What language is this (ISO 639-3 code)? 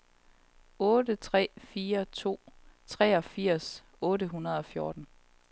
dan